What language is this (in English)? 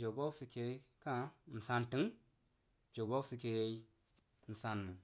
Jiba